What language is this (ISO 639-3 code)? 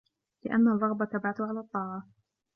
ara